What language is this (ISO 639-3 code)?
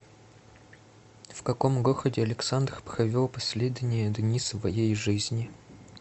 rus